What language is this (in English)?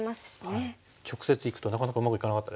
Japanese